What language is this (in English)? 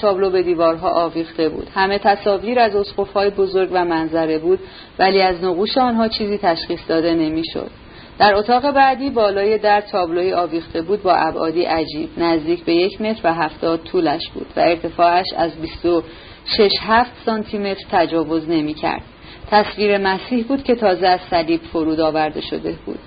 Persian